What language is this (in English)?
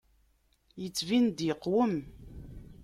Kabyle